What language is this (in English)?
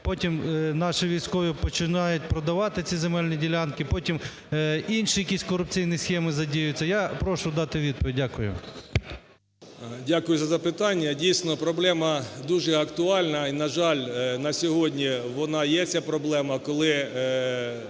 Ukrainian